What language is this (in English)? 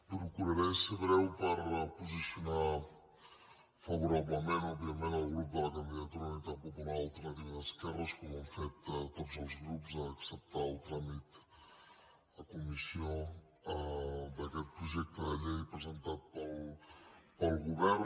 Catalan